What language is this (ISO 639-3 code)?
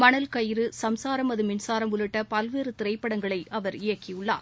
tam